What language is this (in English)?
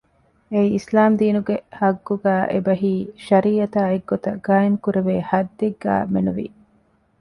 Divehi